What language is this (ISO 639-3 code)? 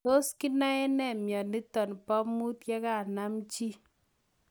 kln